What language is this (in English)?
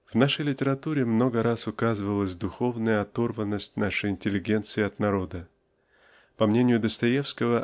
Russian